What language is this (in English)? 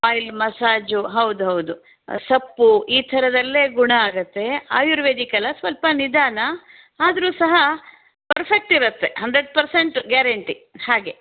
Kannada